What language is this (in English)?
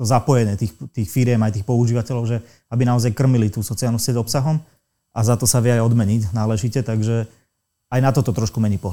Slovak